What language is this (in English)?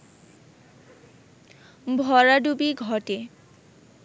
Bangla